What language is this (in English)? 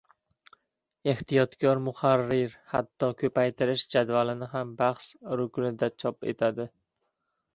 Uzbek